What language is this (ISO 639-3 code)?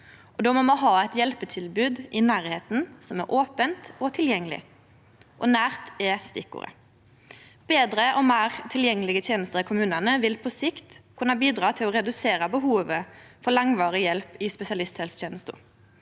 nor